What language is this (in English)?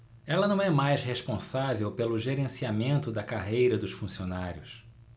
Portuguese